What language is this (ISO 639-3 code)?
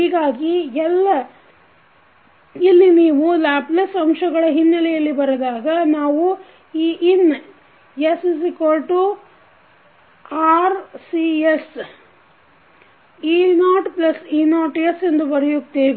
kan